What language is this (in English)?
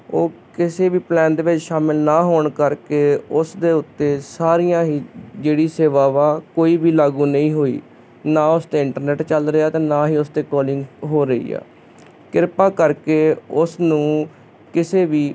Punjabi